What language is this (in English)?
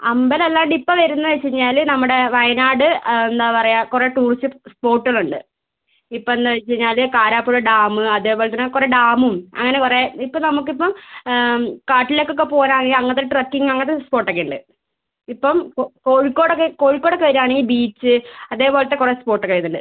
Malayalam